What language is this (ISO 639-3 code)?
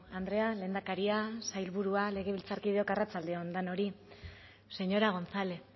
eus